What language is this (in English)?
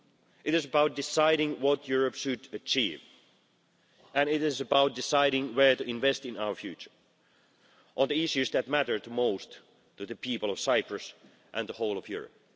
English